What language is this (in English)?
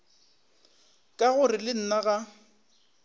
Northern Sotho